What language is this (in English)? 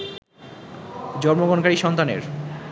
Bangla